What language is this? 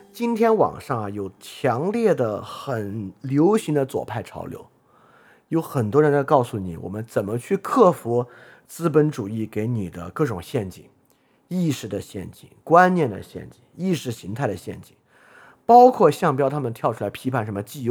Chinese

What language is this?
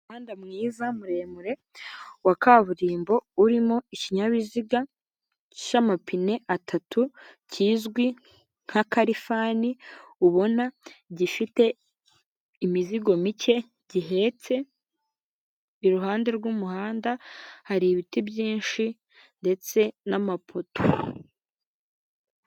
Kinyarwanda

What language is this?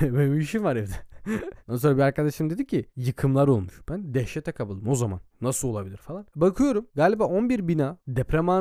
Turkish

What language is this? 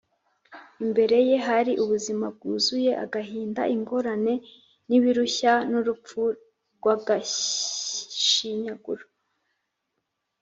Kinyarwanda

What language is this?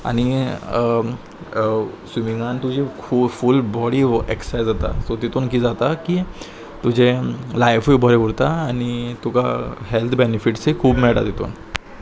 Konkani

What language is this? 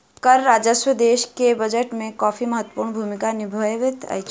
Maithili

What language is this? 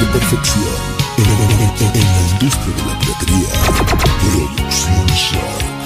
Spanish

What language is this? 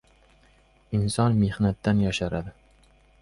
Uzbek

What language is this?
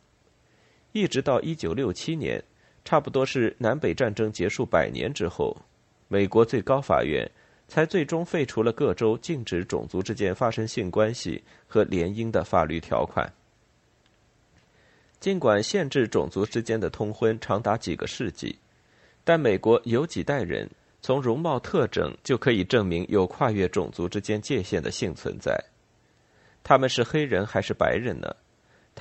Chinese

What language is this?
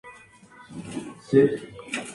Spanish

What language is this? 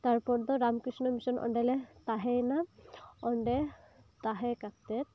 Santali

